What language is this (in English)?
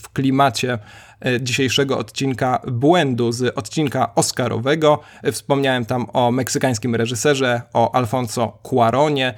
Polish